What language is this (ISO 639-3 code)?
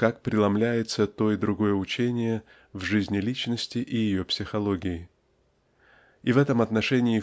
rus